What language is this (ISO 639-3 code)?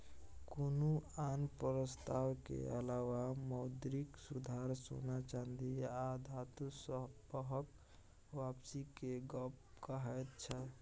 mai